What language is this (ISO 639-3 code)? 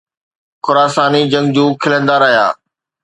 snd